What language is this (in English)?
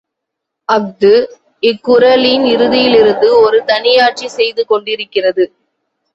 Tamil